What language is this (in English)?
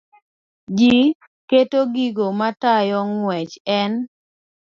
Luo (Kenya and Tanzania)